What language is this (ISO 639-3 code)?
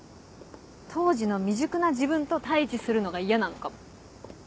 jpn